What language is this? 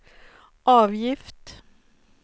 Swedish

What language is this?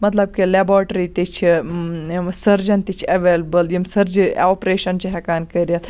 Kashmiri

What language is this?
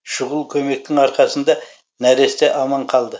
Kazakh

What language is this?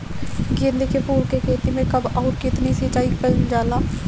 Bhojpuri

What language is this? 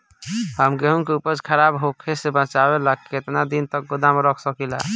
Bhojpuri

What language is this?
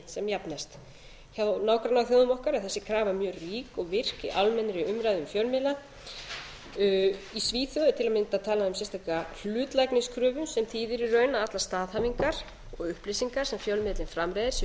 Icelandic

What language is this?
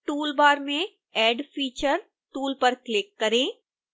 Hindi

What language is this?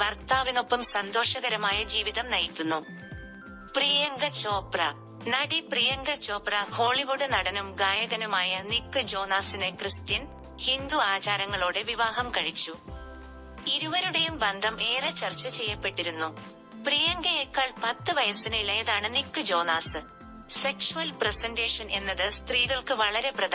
Malayalam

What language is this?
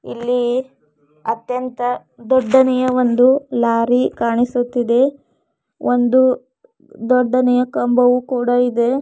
Kannada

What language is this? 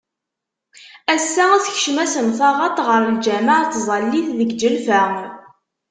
Kabyle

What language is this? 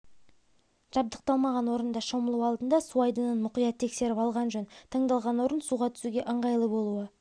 Kazakh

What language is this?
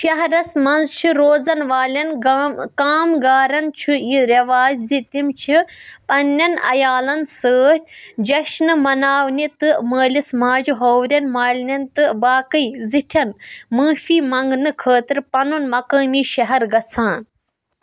Kashmiri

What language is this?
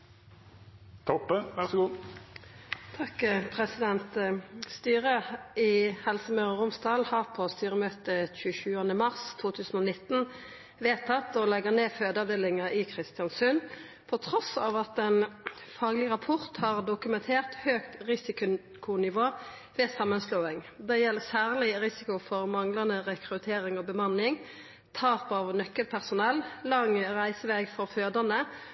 Norwegian Nynorsk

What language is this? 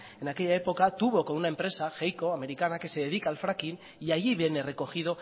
Spanish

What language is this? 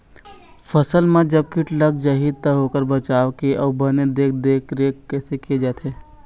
Chhattisgarhi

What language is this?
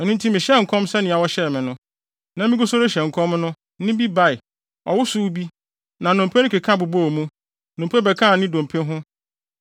Akan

